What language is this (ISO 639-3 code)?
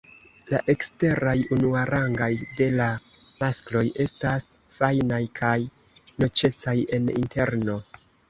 epo